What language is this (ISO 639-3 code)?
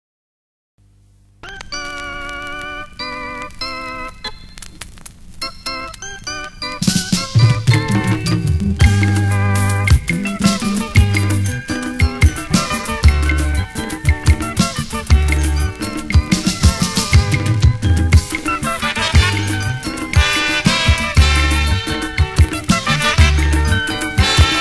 ron